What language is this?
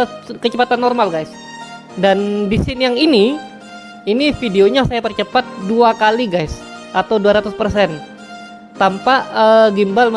Indonesian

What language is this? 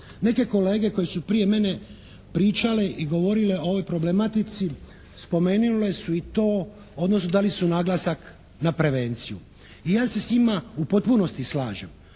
Croatian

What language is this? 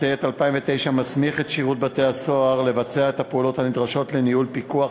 Hebrew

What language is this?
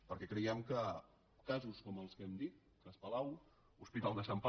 Catalan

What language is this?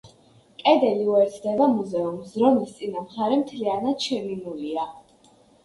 Georgian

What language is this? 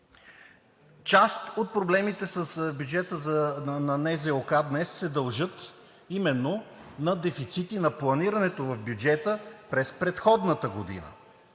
Bulgarian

